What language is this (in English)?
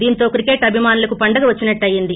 Telugu